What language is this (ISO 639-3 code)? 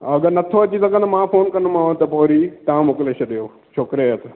snd